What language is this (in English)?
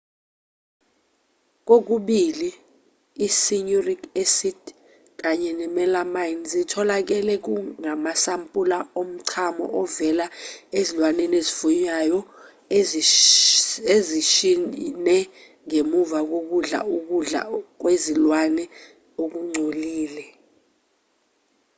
Zulu